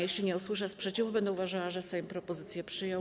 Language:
Polish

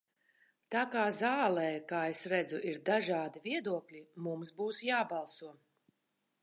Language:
Latvian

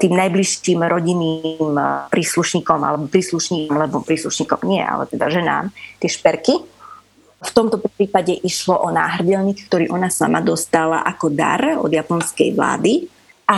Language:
Slovak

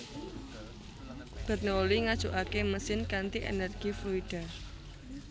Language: Javanese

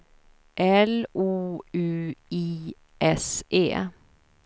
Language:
Swedish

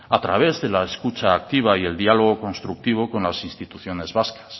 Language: Spanish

